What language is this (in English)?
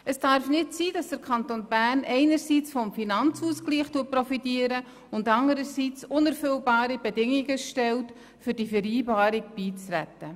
Swiss German